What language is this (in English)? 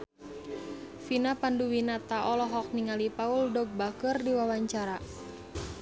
Sundanese